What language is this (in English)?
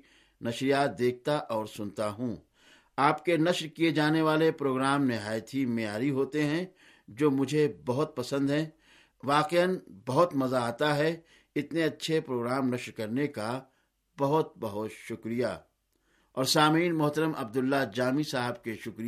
Urdu